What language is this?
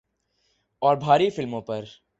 Urdu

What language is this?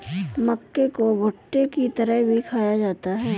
Hindi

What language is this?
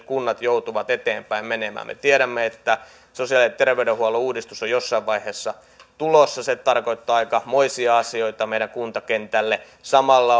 Finnish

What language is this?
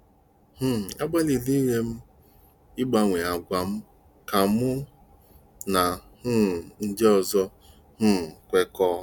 Igbo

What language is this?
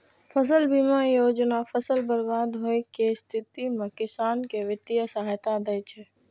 Maithili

